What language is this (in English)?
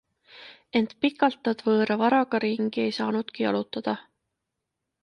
Estonian